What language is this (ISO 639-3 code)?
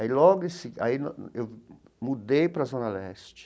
por